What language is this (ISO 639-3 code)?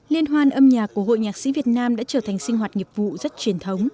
vie